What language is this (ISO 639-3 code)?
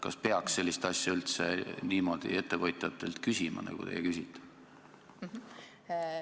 est